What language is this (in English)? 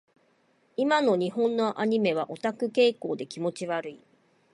Japanese